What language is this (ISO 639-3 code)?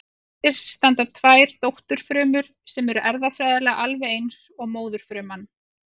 isl